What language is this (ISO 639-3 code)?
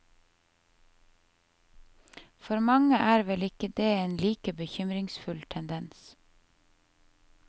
nor